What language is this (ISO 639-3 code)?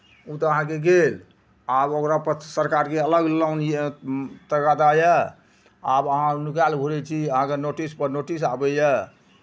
mai